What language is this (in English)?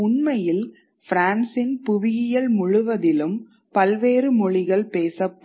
Tamil